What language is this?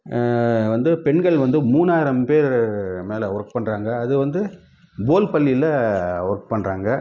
Tamil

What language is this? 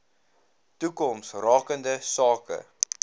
Afrikaans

